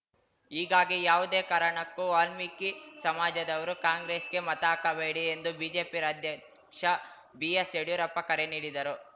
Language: Kannada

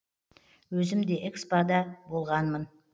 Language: Kazakh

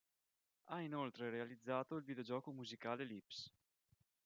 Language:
Italian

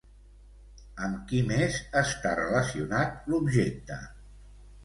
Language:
Catalan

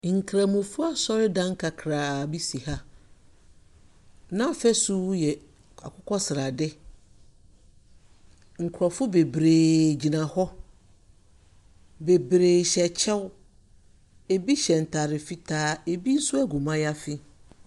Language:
Akan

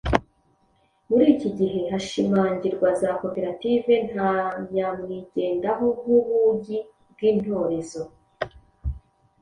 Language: Kinyarwanda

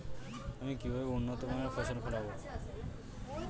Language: Bangla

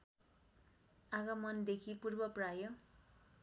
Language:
Nepali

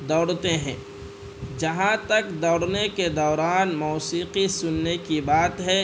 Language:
Urdu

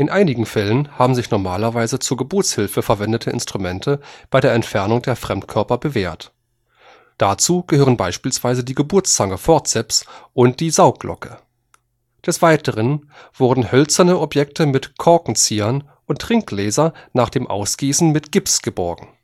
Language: German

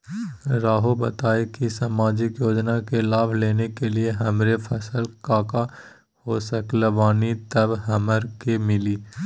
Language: Magahi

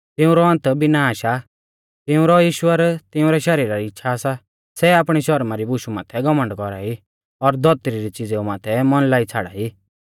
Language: Mahasu Pahari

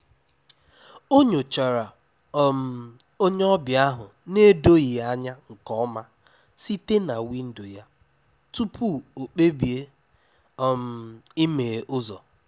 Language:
Igbo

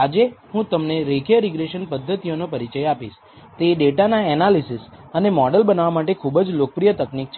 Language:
Gujarati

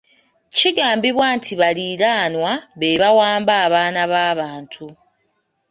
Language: Ganda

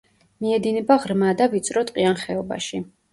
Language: Georgian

